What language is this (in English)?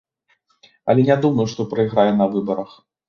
Belarusian